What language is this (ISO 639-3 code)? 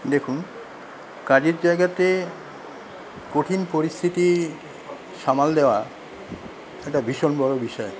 ben